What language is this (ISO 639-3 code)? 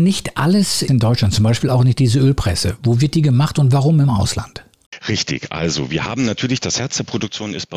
deu